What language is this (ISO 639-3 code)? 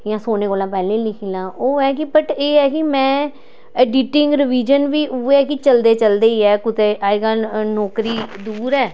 doi